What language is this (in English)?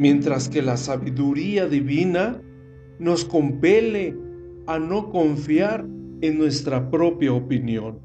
Spanish